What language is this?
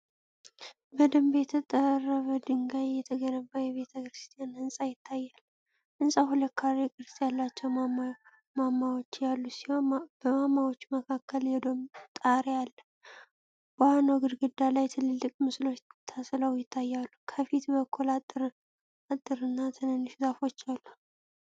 Amharic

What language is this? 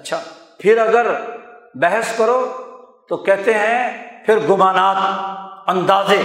Urdu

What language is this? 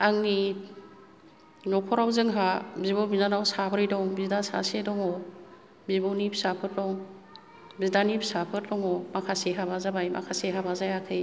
Bodo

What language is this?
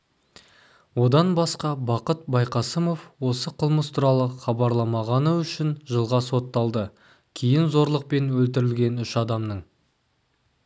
Kazakh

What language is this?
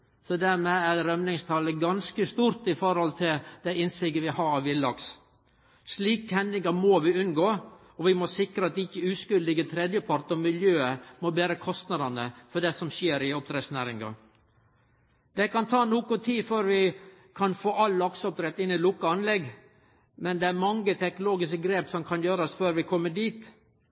Norwegian Nynorsk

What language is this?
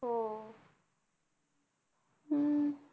Marathi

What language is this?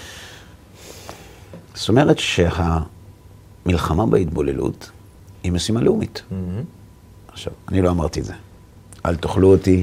Hebrew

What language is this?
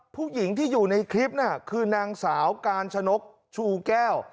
Thai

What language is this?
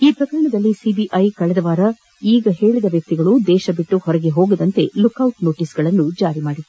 Kannada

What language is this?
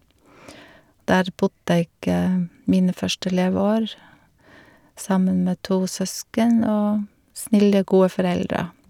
Norwegian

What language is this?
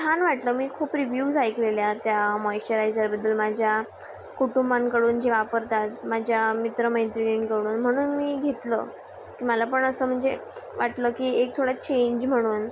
Marathi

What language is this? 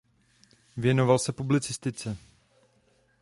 Czech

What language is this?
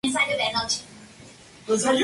Spanish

